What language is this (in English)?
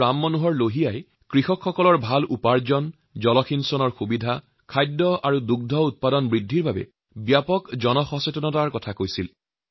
Assamese